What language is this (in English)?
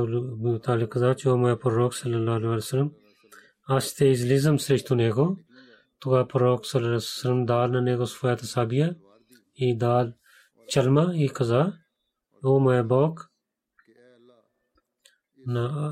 Bulgarian